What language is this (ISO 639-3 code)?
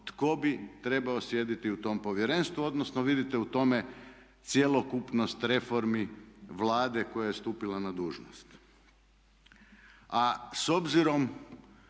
hrv